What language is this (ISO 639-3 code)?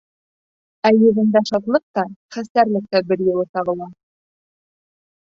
bak